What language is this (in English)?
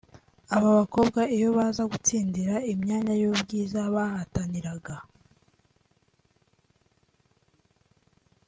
Kinyarwanda